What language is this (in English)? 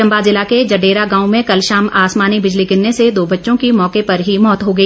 Hindi